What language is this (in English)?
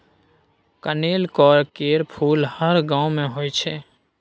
Maithili